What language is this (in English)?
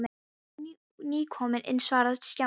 Icelandic